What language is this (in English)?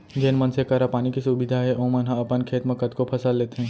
Chhattisgarhi